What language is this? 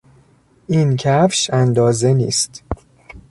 Persian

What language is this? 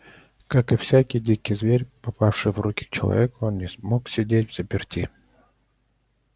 Russian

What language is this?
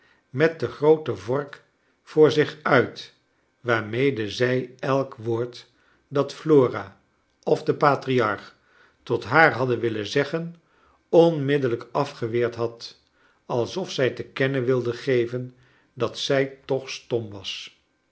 Dutch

